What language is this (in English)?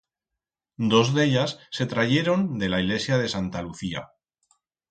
Aragonese